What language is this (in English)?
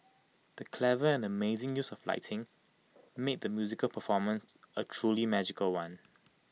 English